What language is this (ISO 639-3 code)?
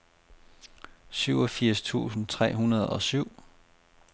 dan